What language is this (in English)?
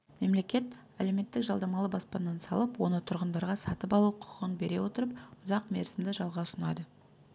Kazakh